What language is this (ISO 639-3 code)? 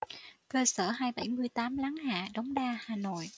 vie